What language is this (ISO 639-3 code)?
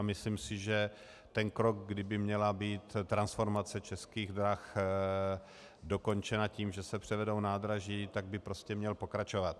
ces